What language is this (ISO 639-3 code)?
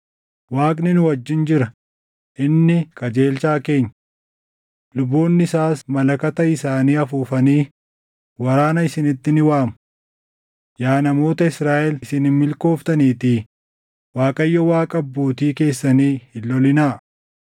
orm